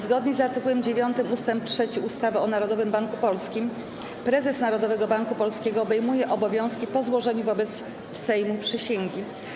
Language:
Polish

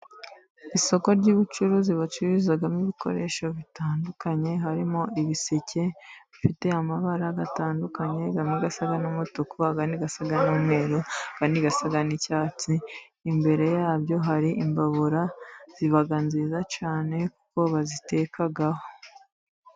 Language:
Kinyarwanda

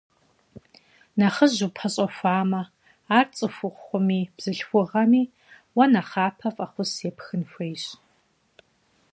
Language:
Kabardian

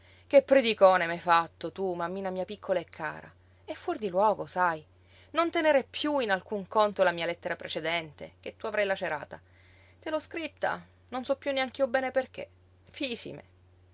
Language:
Italian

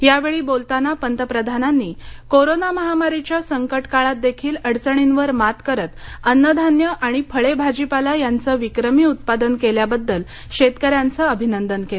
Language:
Marathi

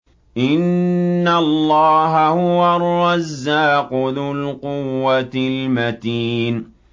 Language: Arabic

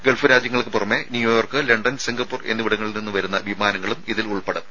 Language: Malayalam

